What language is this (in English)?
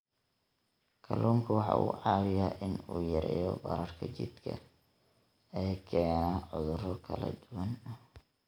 Somali